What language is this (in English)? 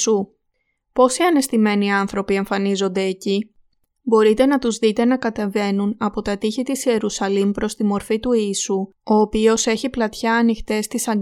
Greek